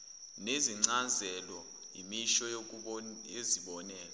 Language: Zulu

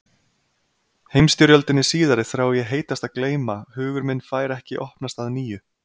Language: Icelandic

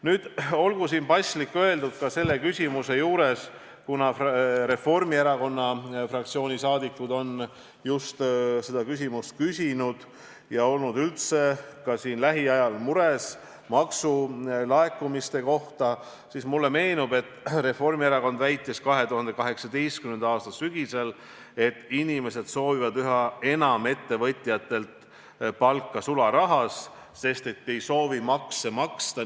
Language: Estonian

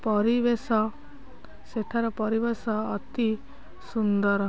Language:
Odia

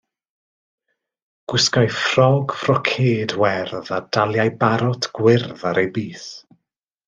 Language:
Welsh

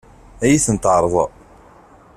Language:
Kabyle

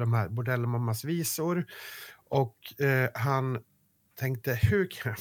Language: Swedish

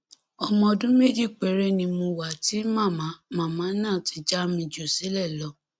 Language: Yoruba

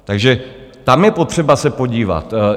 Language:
Czech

